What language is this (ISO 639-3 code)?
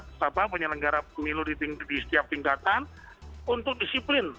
ind